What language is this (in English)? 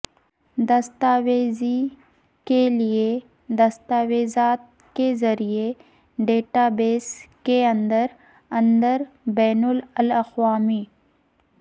Urdu